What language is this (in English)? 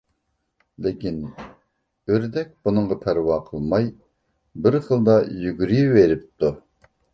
Uyghur